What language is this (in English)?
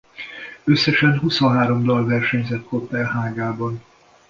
Hungarian